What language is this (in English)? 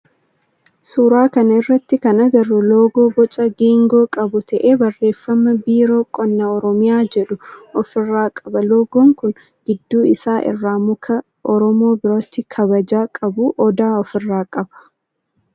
Oromo